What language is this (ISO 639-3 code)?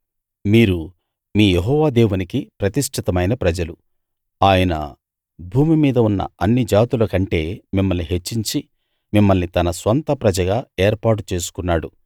tel